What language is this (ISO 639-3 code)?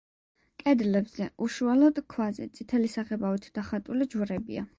kat